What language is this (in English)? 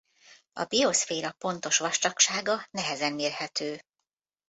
Hungarian